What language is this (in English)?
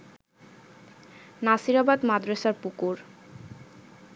Bangla